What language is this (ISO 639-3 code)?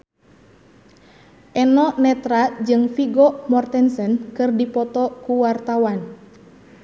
sun